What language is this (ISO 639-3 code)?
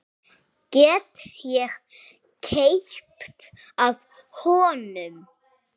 isl